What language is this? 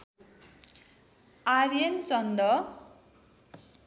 Nepali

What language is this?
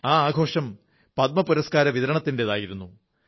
Malayalam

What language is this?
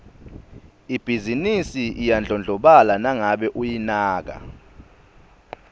Swati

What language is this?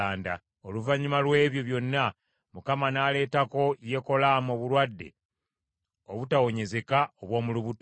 Ganda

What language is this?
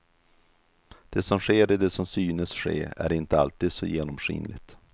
Swedish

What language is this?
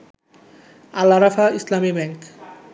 Bangla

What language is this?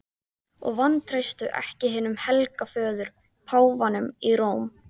Icelandic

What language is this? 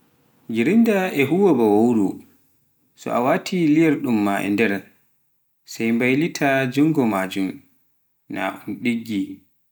Pular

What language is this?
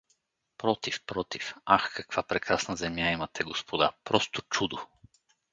Bulgarian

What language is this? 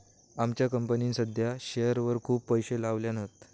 Marathi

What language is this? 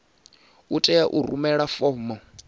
Venda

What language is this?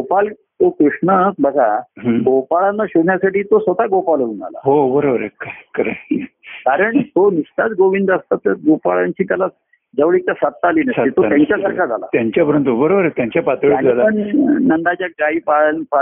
Marathi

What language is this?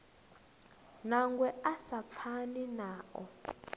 Venda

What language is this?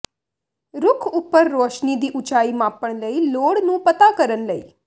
Punjabi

